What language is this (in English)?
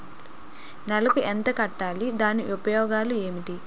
Telugu